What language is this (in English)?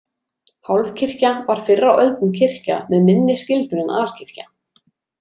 Icelandic